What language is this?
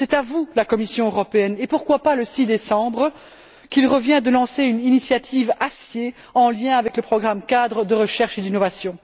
French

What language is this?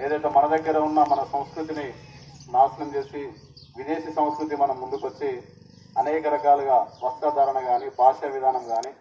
Telugu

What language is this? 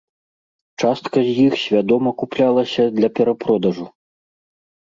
Belarusian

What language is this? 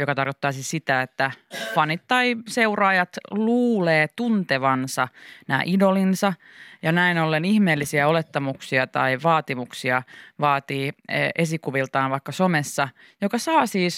Finnish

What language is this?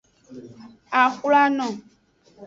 Aja (Benin)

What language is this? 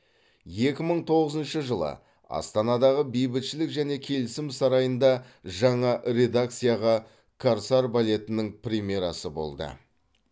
Kazakh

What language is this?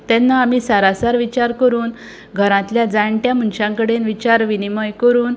Konkani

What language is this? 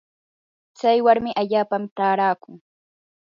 Yanahuanca Pasco Quechua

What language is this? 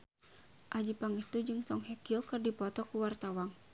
Sundanese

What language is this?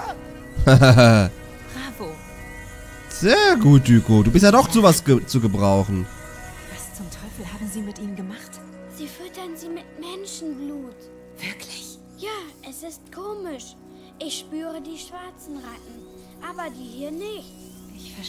German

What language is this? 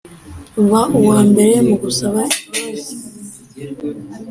Kinyarwanda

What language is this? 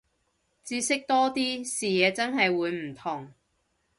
Cantonese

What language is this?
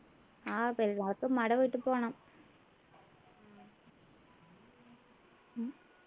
Malayalam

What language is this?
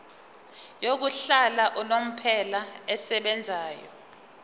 Zulu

